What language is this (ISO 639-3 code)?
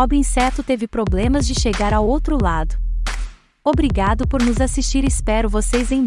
por